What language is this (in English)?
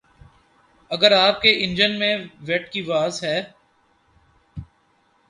Urdu